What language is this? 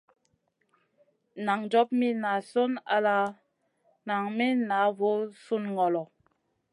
Masana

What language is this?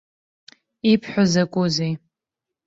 Abkhazian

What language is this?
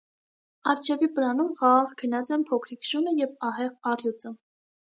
Armenian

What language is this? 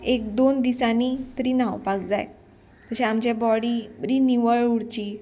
Konkani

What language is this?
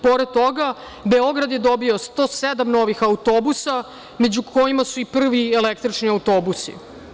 Serbian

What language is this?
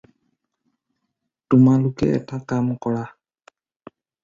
Assamese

